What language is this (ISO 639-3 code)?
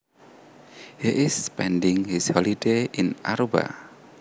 jav